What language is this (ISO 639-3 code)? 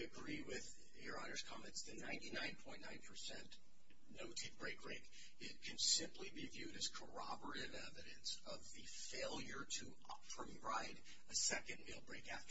eng